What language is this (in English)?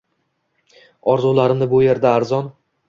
Uzbek